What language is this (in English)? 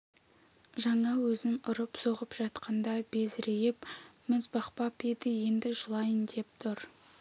Kazakh